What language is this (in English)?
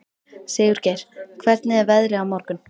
Icelandic